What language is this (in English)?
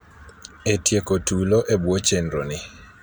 Luo (Kenya and Tanzania)